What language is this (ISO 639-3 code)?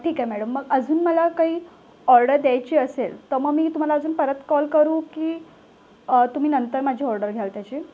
mar